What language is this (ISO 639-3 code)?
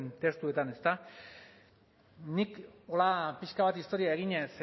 eus